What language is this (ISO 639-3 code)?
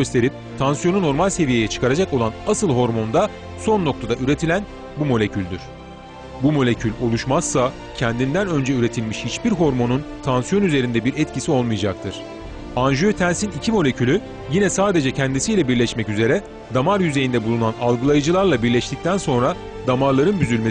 tur